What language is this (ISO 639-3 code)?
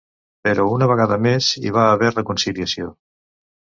cat